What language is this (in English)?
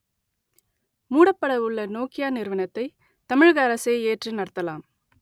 Tamil